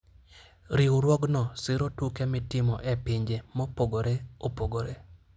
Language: Luo (Kenya and Tanzania)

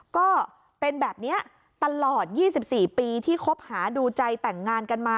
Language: Thai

